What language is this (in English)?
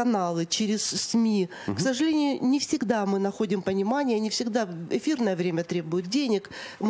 Russian